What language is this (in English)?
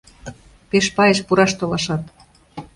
Mari